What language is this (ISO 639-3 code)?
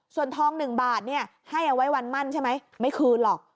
tha